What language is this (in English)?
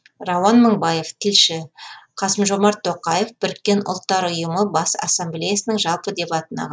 Kazakh